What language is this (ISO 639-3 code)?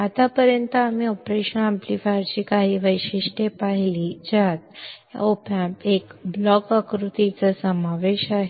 mar